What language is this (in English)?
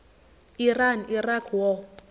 Zulu